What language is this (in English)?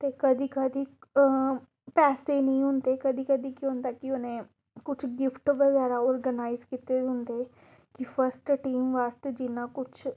Dogri